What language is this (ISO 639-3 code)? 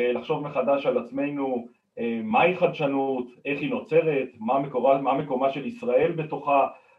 heb